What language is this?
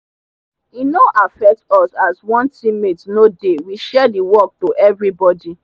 Nigerian Pidgin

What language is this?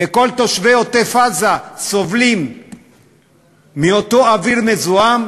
Hebrew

